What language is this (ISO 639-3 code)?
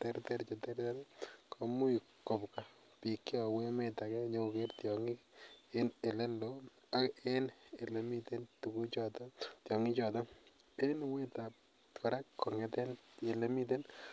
kln